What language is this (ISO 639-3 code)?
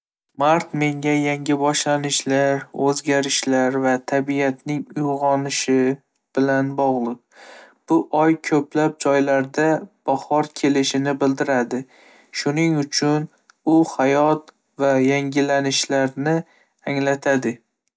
uzb